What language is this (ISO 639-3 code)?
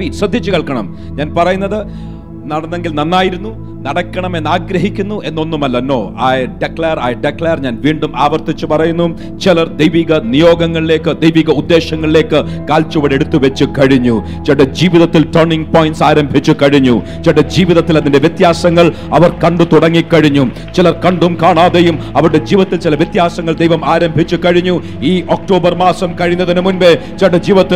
mal